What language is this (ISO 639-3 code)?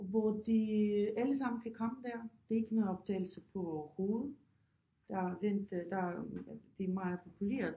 dan